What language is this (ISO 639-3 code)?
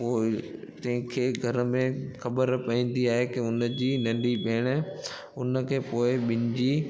snd